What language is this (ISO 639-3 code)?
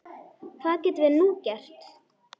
isl